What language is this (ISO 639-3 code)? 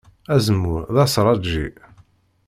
kab